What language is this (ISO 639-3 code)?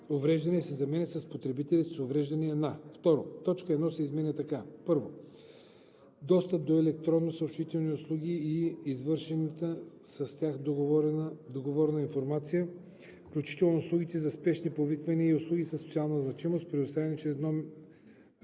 bul